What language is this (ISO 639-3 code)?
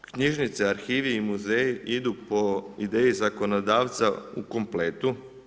hrv